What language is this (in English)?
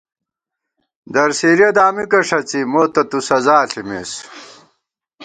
Gawar-Bati